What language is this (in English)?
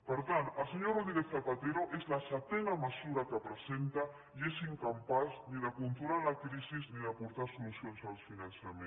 Catalan